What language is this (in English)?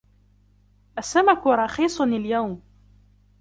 Arabic